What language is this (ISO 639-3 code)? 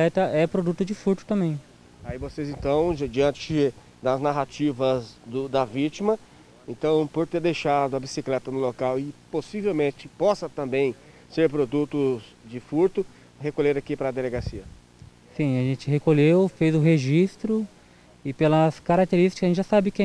por